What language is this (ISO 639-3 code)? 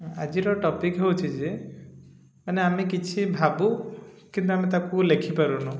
ori